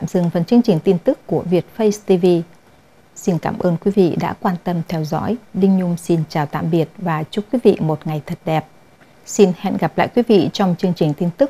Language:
Vietnamese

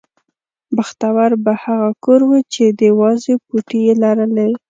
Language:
Pashto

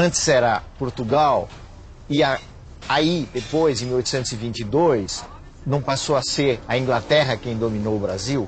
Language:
Portuguese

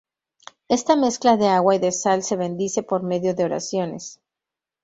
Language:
Spanish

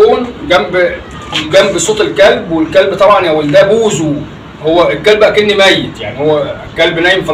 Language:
Arabic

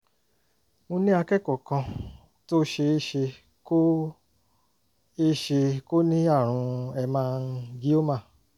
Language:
Yoruba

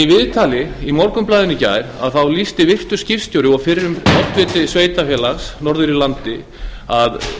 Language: Icelandic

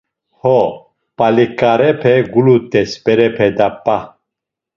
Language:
Laz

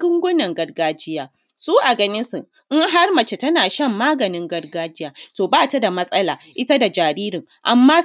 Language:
Hausa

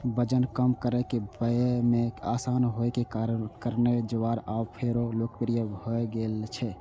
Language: Maithili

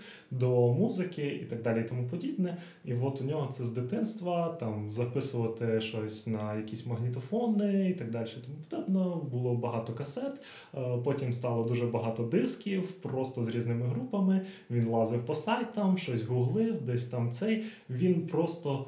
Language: Ukrainian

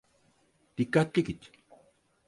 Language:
Turkish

